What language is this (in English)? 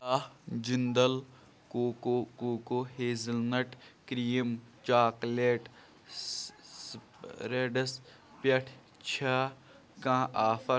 Kashmiri